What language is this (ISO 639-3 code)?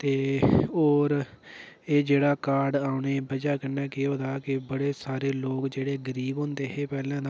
doi